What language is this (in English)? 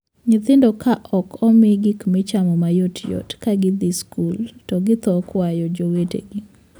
Luo (Kenya and Tanzania)